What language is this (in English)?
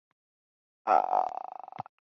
Chinese